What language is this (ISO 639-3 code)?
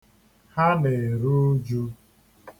ibo